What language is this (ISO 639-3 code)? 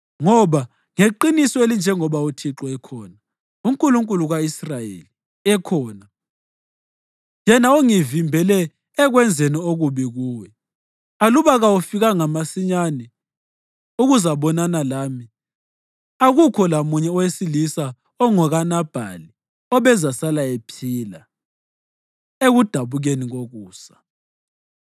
nde